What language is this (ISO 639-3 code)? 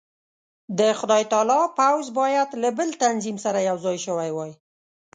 pus